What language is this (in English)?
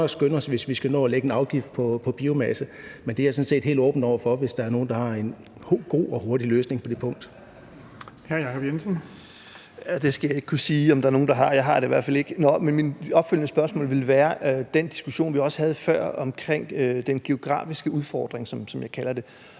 Danish